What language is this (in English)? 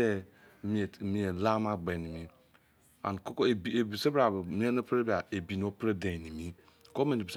Izon